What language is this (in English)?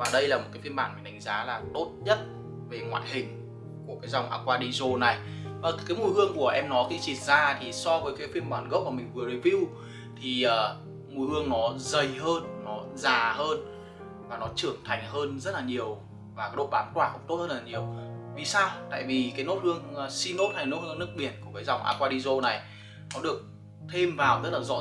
Vietnamese